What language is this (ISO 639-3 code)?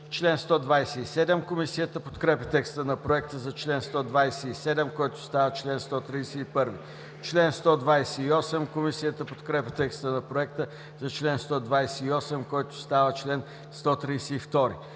bul